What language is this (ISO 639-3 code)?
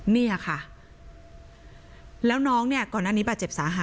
tha